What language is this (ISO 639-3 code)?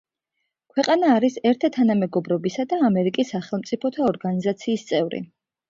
kat